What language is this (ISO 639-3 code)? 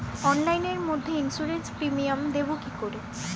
ben